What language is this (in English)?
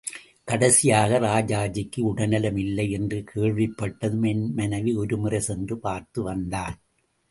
Tamil